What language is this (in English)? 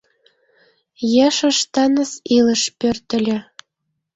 Mari